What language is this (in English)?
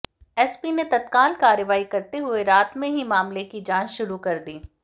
Hindi